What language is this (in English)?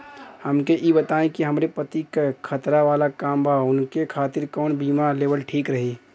Bhojpuri